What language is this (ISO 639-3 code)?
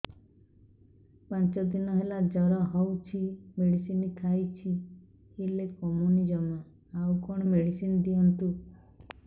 ori